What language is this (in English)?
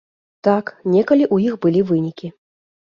Belarusian